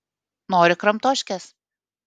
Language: Lithuanian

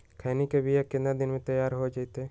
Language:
Magahi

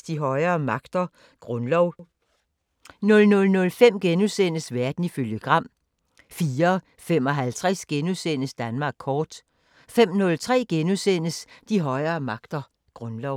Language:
Danish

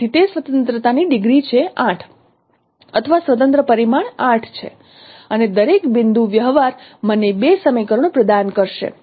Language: Gujarati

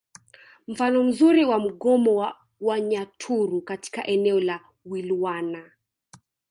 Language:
Swahili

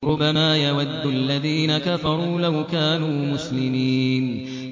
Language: Arabic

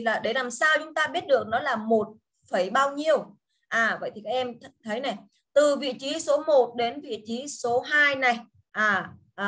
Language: Vietnamese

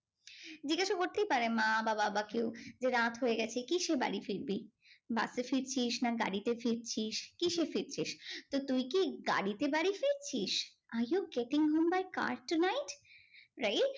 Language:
Bangla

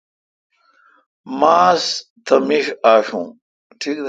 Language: Kalkoti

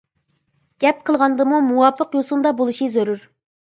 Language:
Uyghur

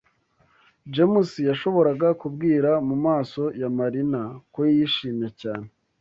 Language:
Kinyarwanda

